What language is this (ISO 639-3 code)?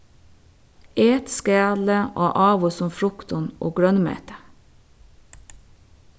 fao